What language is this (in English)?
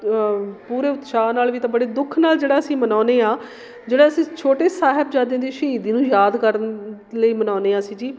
Punjabi